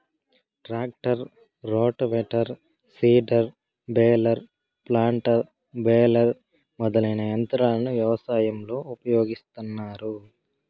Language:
Telugu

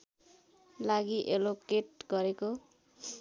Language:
Nepali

